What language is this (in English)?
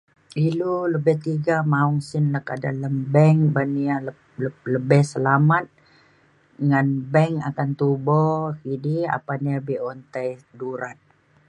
Mainstream Kenyah